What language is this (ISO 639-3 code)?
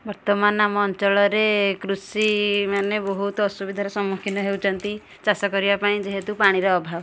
ori